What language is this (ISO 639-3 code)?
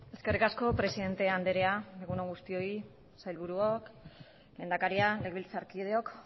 eus